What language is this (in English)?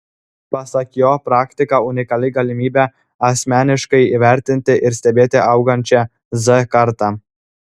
Lithuanian